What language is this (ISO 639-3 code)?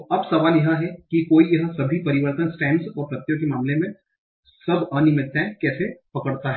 hin